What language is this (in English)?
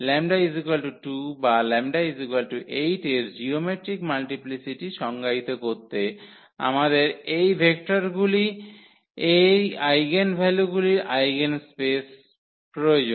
Bangla